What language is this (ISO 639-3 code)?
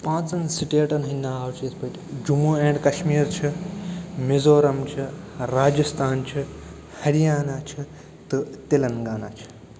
kas